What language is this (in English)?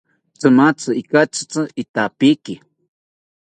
South Ucayali Ashéninka